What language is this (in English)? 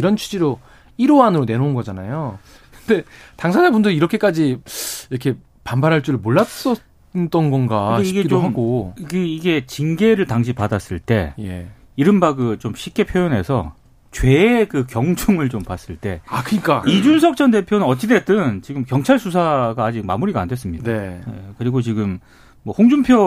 Korean